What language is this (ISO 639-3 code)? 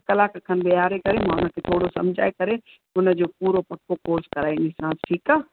snd